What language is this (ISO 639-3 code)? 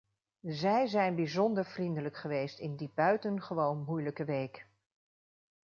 nld